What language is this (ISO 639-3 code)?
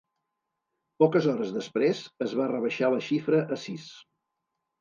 cat